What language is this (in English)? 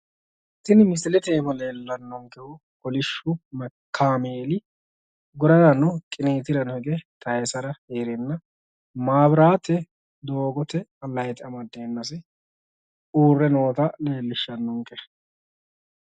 Sidamo